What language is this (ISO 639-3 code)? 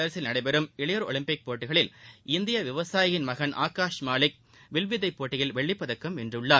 tam